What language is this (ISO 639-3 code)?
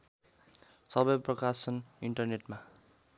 nep